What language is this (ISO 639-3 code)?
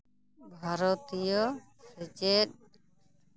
sat